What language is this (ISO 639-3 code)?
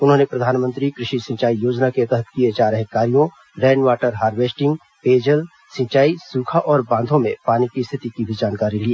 hin